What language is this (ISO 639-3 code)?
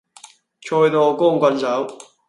yue